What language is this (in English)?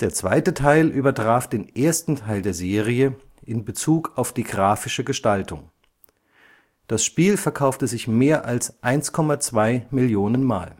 German